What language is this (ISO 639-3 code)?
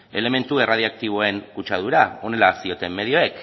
eus